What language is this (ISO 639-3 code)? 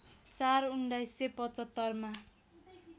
nep